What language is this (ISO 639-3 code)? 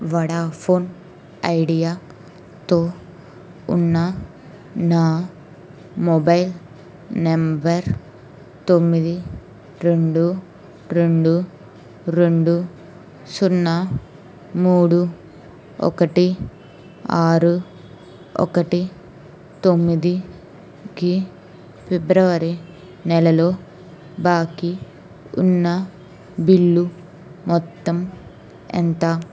tel